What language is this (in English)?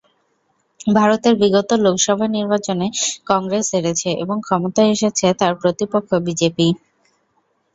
Bangla